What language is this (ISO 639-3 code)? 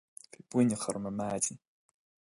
gle